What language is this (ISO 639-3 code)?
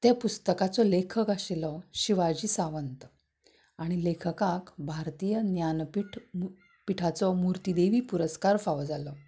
kok